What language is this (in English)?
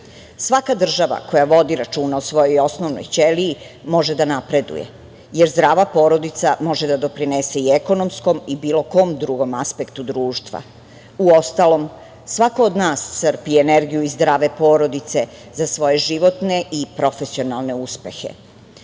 Serbian